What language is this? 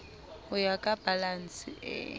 Southern Sotho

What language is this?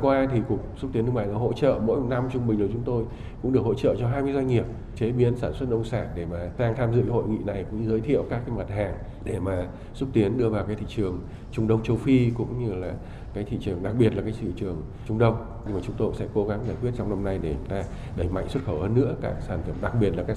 Vietnamese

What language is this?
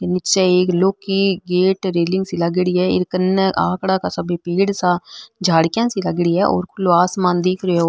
Marwari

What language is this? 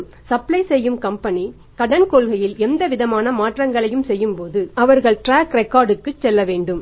Tamil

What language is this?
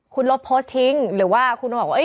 Thai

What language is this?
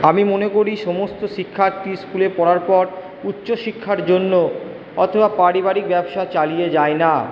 Bangla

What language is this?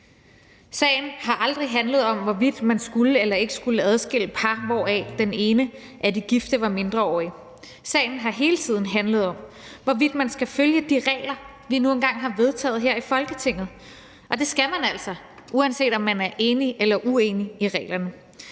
Danish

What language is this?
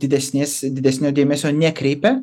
Lithuanian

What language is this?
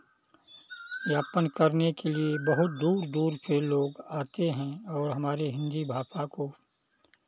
Hindi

